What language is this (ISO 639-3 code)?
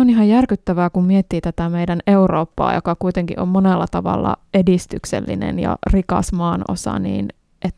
fin